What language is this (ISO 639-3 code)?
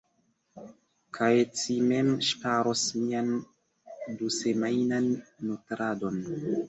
epo